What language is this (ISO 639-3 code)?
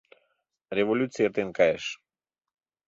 chm